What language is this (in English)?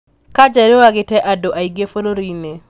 Kikuyu